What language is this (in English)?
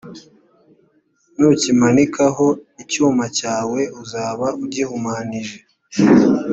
Kinyarwanda